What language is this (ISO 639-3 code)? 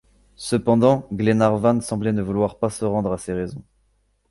fra